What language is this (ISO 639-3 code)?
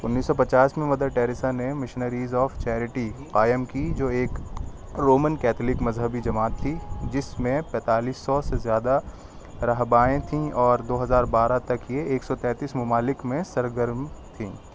urd